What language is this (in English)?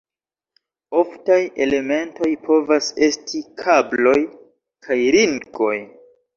Esperanto